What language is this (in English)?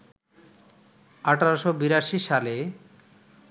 Bangla